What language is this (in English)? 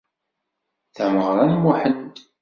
Kabyle